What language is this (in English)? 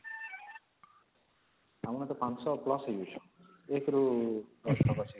Odia